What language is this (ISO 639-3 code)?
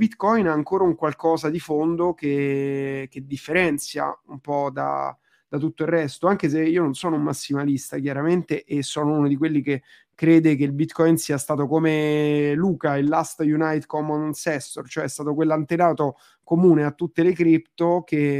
ita